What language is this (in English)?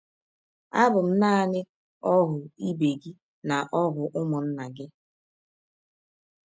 Igbo